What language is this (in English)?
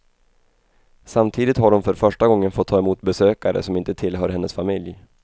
Swedish